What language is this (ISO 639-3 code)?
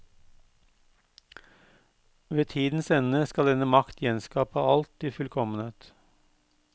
nor